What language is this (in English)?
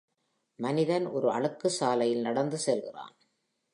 Tamil